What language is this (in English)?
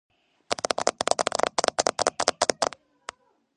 Georgian